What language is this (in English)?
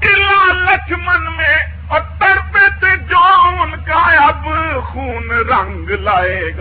Urdu